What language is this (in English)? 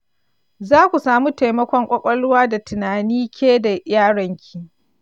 Hausa